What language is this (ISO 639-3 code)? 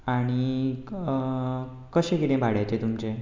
kok